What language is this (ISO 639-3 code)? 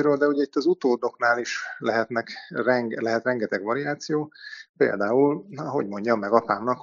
hun